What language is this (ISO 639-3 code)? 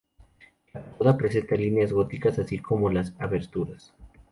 spa